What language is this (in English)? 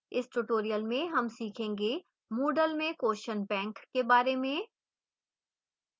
Hindi